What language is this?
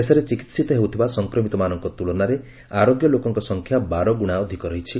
Odia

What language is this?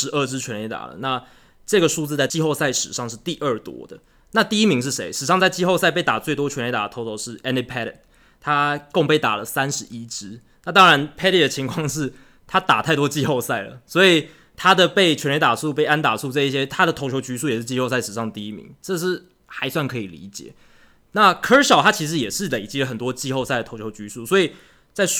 Chinese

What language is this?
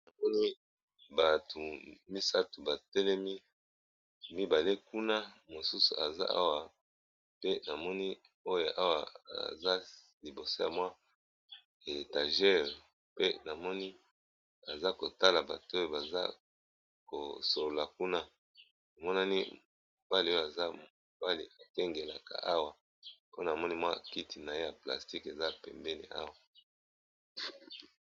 Lingala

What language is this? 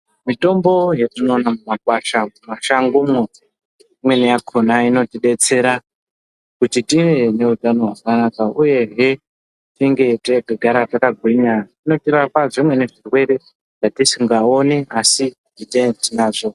Ndau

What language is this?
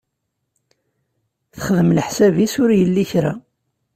Kabyle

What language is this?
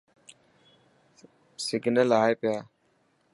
Dhatki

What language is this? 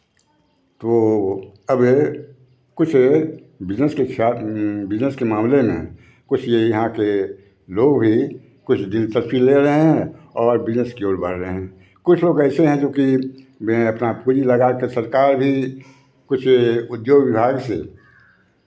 Hindi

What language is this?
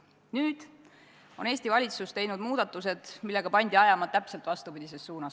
Estonian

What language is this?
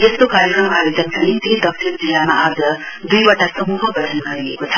Nepali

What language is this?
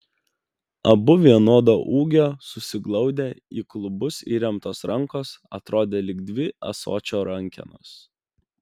Lithuanian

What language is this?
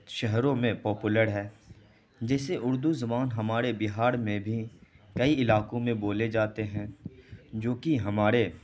Urdu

